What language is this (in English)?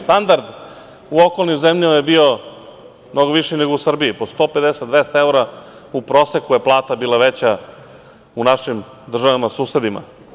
Serbian